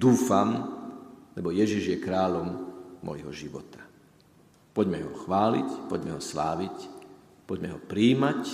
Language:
Slovak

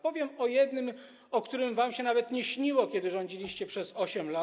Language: Polish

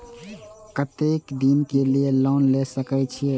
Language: Maithili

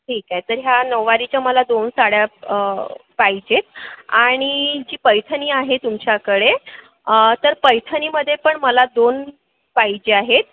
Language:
Marathi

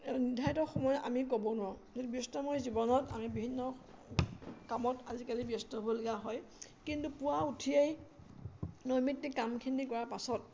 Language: Assamese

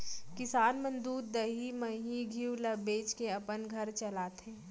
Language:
Chhattisgarhi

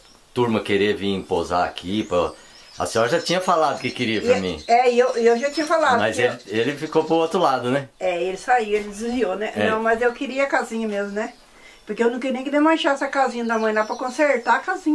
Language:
Portuguese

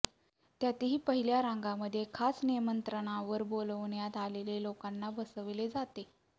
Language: Marathi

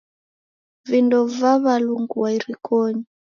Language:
Taita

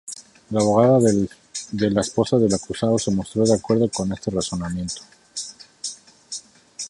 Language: Spanish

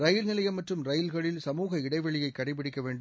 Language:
Tamil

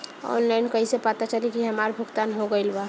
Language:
Bhojpuri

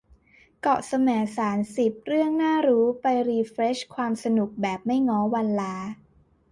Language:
Thai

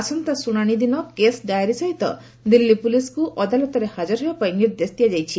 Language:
Odia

